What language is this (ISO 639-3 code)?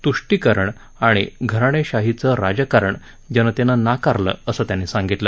mar